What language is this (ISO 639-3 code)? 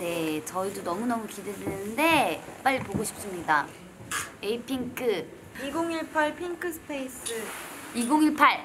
kor